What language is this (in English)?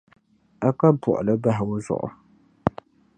Dagbani